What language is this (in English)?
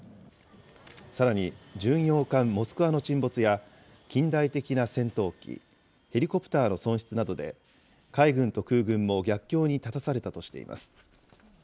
Japanese